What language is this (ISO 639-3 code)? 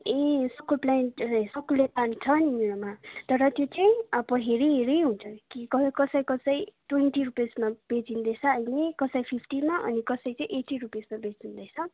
nep